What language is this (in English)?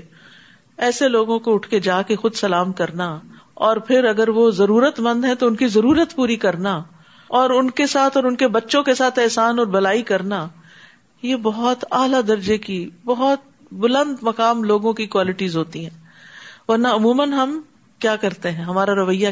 Urdu